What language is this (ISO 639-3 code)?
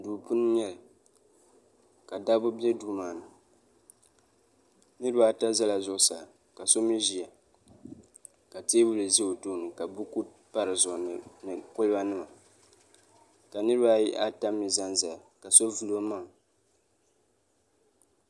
dag